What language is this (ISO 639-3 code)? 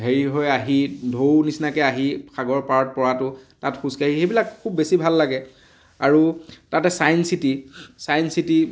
asm